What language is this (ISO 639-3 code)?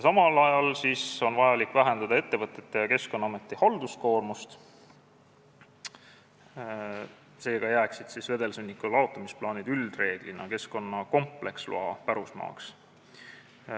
est